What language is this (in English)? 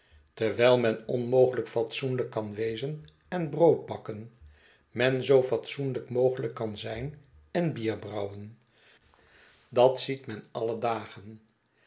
Dutch